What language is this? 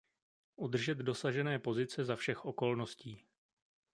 Czech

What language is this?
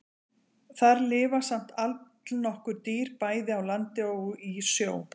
Icelandic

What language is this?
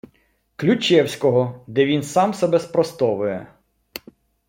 Ukrainian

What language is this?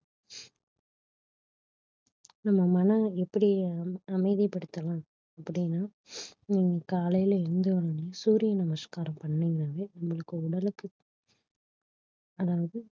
Tamil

